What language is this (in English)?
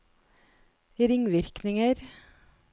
Norwegian